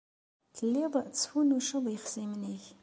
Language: Kabyle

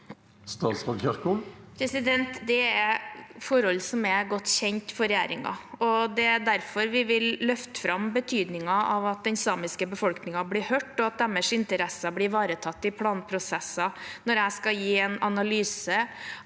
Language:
Norwegian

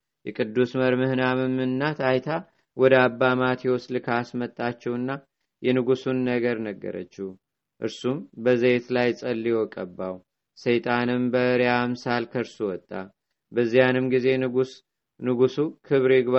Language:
Amharic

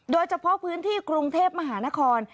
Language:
Thai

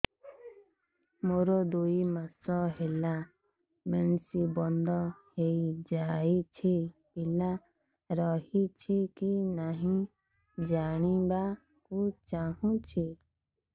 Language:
Odia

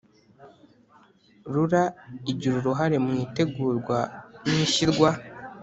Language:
Kinyarwanda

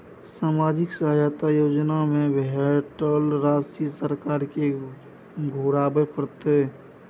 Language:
Maithili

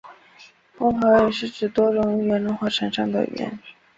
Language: Chinese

